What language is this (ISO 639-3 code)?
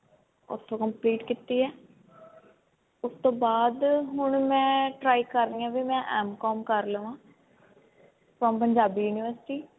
pan